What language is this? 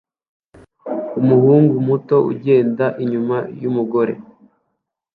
Kinyarwanda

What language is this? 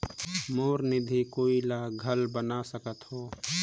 Chhattisgarhi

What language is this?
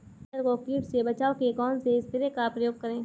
Hindi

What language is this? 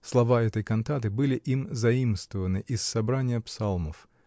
Russian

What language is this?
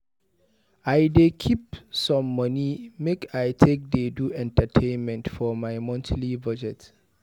Nigerian Pidgin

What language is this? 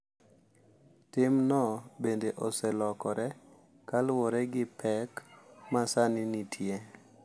Luo (Kenya and Tanzania)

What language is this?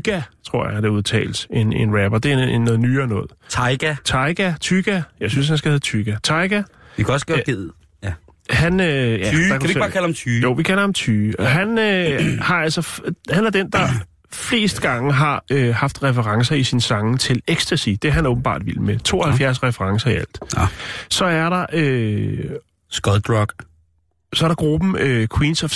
Danish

